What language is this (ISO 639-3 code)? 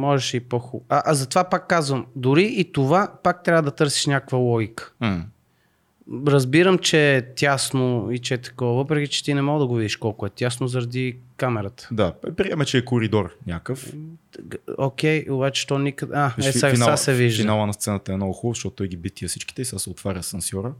bul